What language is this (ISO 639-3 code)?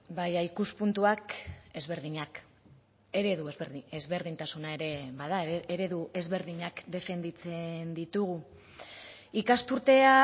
eus